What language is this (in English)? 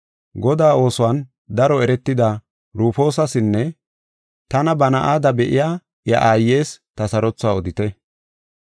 Gofa